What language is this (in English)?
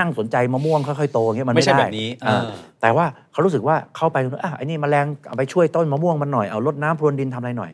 Thai